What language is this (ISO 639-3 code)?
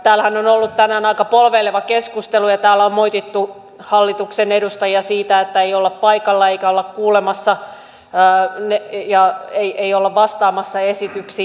fin